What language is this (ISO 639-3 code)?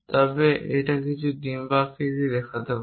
ben